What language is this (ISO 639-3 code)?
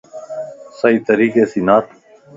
lss